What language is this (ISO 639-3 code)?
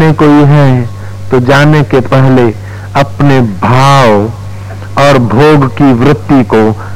hin